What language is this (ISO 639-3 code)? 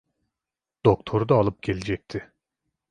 tur